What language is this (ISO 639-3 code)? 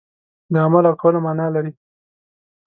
pus